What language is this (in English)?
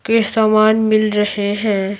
Hindi